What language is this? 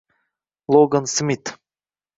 Uzbek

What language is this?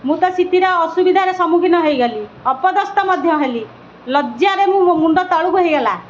Odia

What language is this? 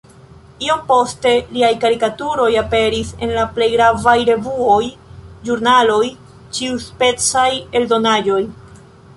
Esperanto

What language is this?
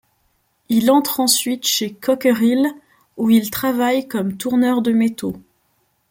French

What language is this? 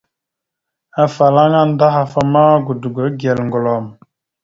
Mada (Cameroon)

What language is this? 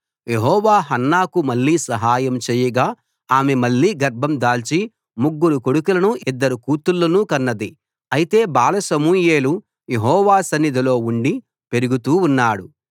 Telugu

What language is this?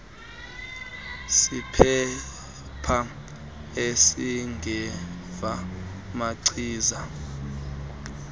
Xhosa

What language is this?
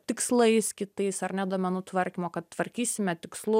Lithuanian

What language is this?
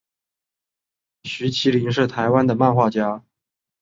Chinese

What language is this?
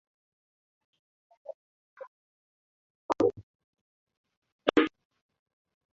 Swahili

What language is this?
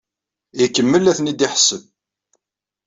Kabyle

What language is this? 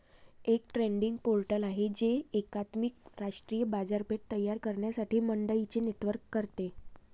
Marathi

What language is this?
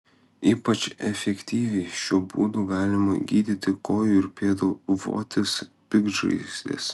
Lithuanian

